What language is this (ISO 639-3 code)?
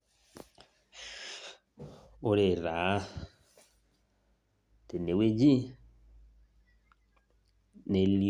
mas